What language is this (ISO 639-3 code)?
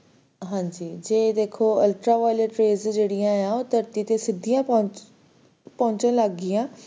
pan